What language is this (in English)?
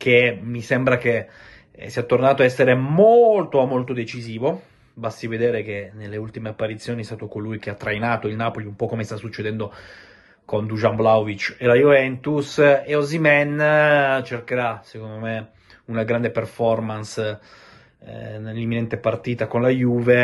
Italian